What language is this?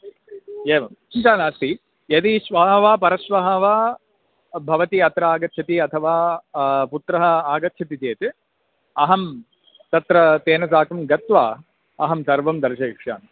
Sanskrit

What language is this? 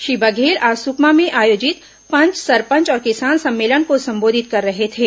Hindi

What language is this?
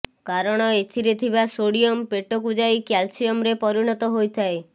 Odia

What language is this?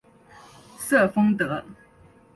Chinese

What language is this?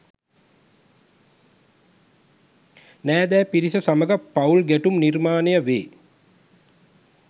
Sinhala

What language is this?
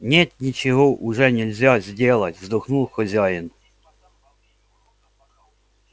Russian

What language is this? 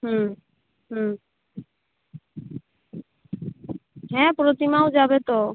Bangla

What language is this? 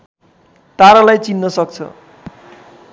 Nepali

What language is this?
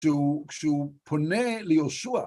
Hebrew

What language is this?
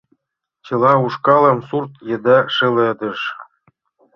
Mari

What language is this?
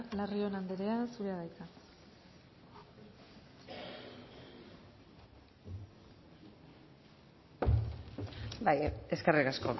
Basque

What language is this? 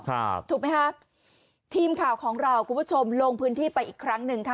Thai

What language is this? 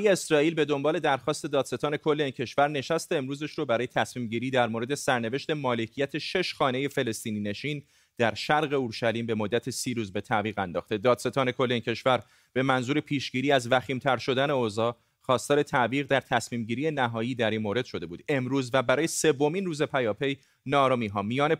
Persian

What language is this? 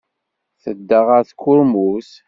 Kabyle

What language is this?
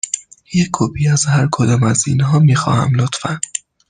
Persian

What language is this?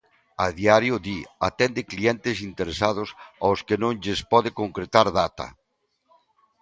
Galician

